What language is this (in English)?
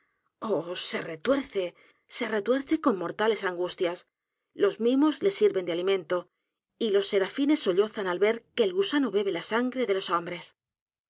Spanish